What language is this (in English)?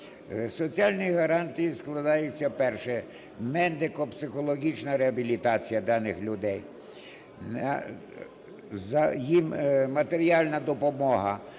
Ukrainian